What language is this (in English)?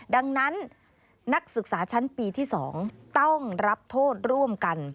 Thai